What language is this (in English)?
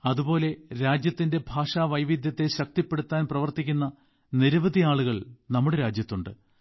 Malayalam